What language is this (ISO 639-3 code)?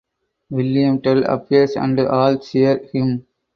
eng